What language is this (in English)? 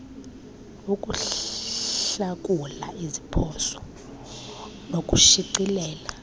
Xhosa